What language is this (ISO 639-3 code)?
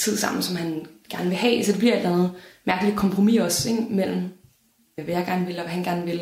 dan